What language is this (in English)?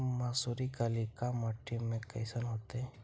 Magahi